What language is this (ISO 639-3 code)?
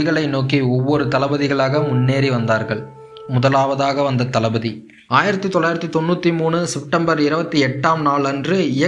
tam